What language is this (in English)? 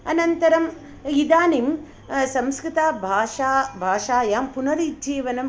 Sanskrit